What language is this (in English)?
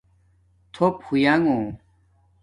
Domaaki